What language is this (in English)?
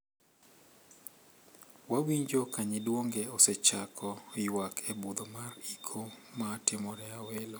Luo (Kenya and Tanzania)